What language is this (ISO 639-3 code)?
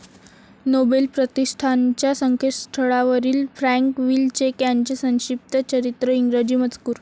mar